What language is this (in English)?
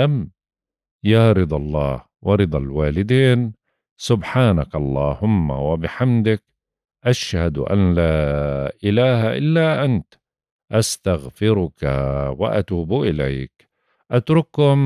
Arabic